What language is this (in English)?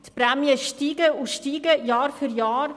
Swiss German